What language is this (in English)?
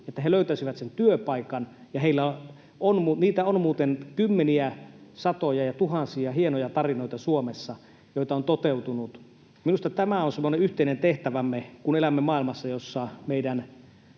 Finnish